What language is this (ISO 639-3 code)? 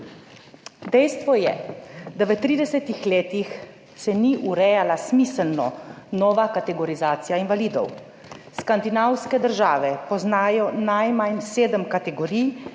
slv